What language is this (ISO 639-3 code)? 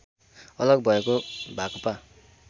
nep